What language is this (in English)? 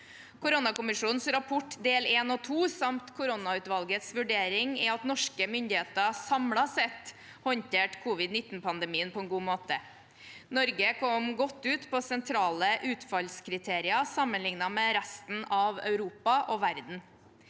Norwegian